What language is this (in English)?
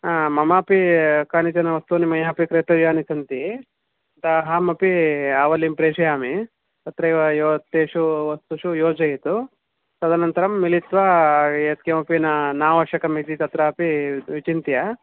Sanskrit